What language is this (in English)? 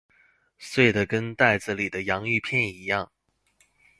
Chinese